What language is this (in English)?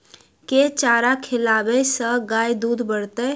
Maithili